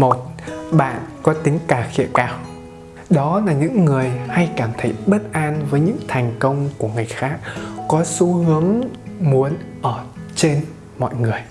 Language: Vietnamese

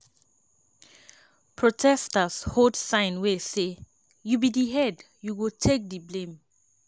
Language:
Nigerian Pidgin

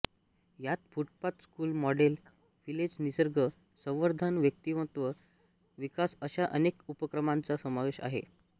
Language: Marathi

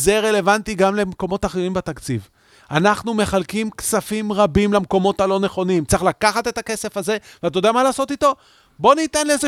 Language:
Hebrew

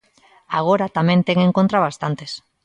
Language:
Galician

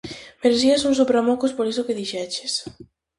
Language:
Galician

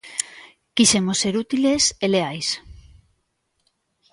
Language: Galician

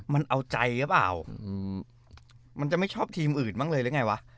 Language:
Thai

